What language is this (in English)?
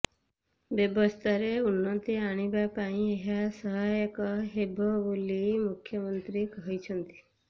Odia